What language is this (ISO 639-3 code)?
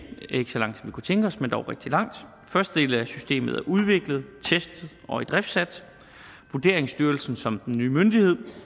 dan